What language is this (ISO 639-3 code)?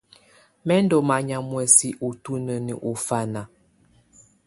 tvu